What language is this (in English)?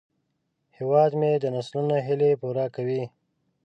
Pashto